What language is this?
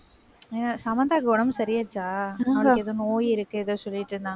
Tamil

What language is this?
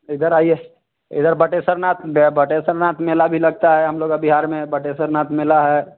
Hindi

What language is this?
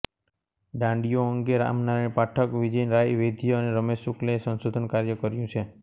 Gujarati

